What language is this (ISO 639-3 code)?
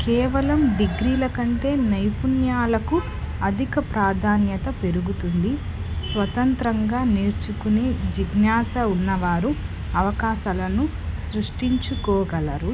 tel